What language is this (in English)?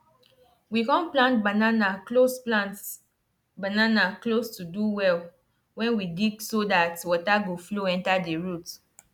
Nigerian Pidgin